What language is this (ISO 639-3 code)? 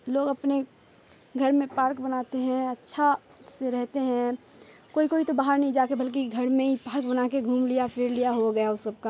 urd